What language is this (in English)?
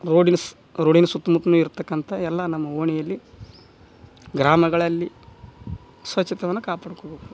Kannada